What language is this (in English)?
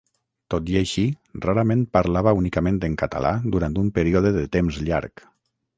Catalan